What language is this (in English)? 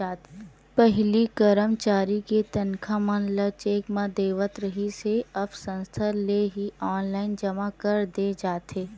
Chhattisgarhi